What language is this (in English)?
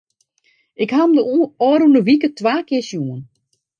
Western Frisian